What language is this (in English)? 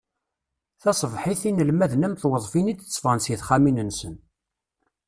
Kabyle